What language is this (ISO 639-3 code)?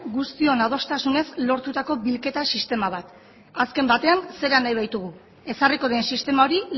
eus